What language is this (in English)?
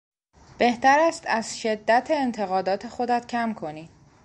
Persian